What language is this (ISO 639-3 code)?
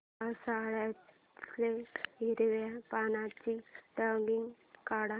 mar